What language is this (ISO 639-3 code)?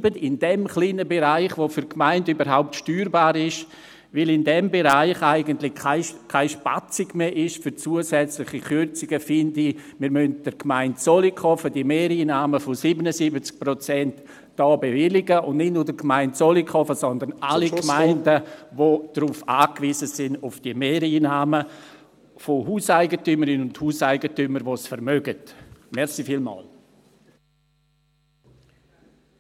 gsw